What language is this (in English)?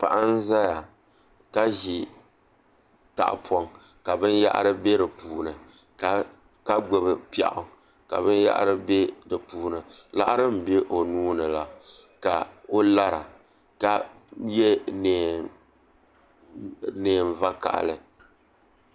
Dagbani